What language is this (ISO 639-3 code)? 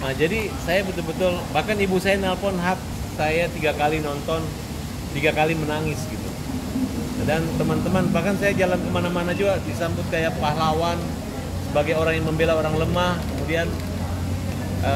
ind